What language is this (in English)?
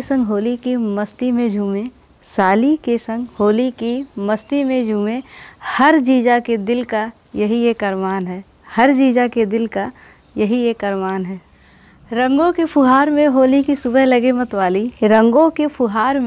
Hindi